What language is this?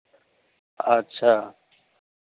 Maithili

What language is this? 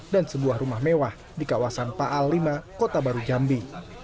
Indonesian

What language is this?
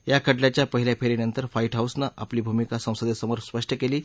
Marathi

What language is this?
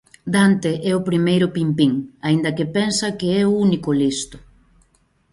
Galician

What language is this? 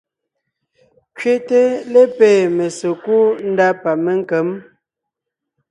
Ngiemboon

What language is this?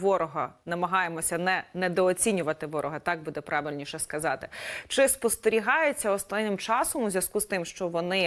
Ukrainian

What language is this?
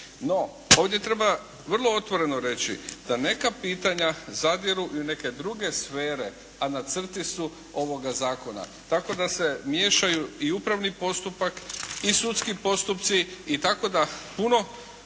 Croatian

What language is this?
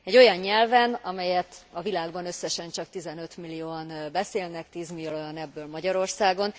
Hungarian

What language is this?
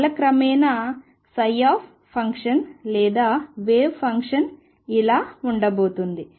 Telugu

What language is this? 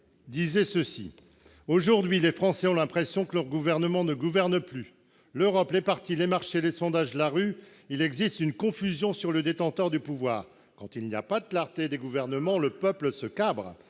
French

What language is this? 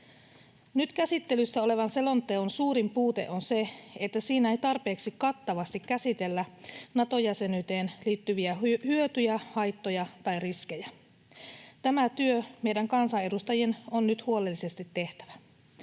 Finnish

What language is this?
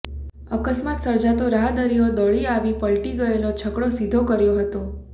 Gujarati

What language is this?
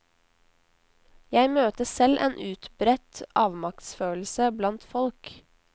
Norwegian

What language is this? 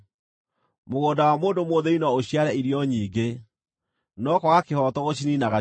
Kikuyu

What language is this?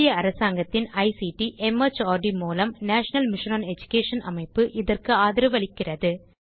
Tamil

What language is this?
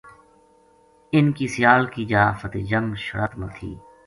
Gujari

